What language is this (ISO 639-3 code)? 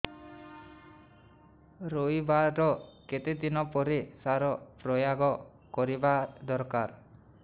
ori